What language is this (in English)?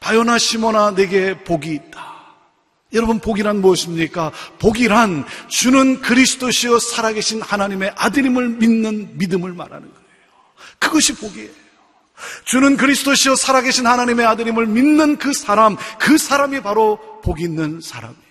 Korean